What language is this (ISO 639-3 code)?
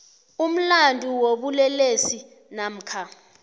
nbl